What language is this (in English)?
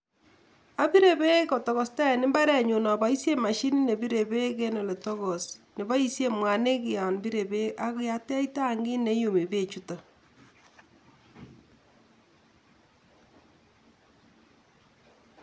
Kalenjin